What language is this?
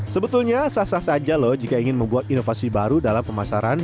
Indonesian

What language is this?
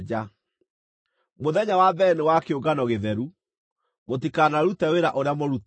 Kikuyu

